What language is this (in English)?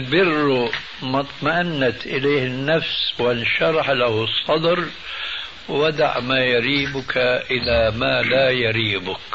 Arabic